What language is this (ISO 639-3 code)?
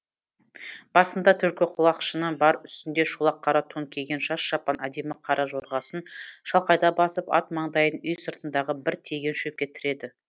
kaz